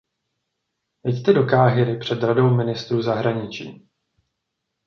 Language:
Czech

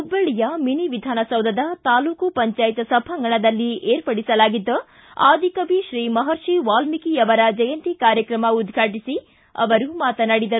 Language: Kannada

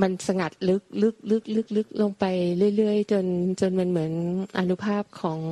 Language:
Thai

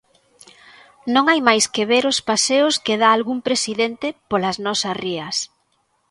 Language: Galician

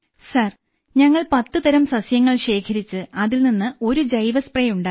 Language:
Malayalam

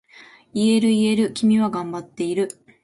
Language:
Japanese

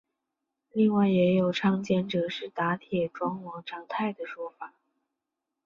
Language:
Chinese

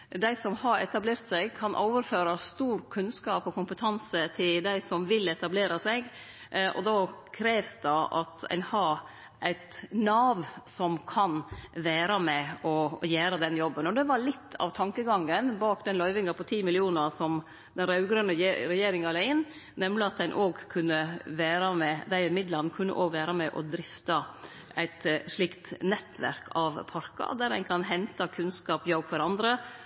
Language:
Norwegian Nynorsk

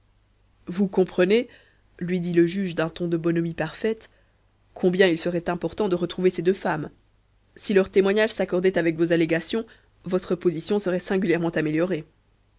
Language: French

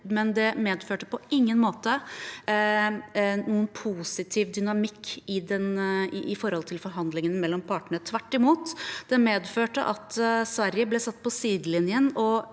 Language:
Norwegian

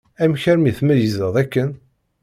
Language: Kabyle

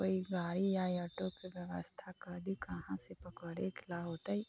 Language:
Maithili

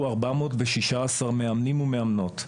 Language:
Hebrew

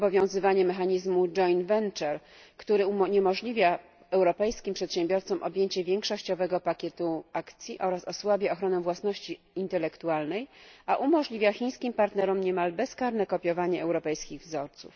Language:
Polish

